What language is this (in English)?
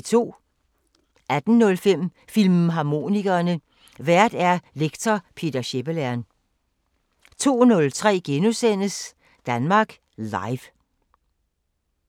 Danish